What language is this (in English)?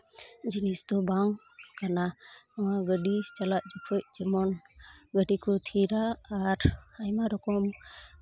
Santali